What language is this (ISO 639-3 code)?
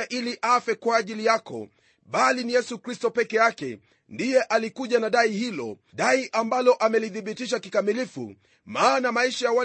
swa